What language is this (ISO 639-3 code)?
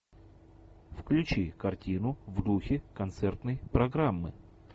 rus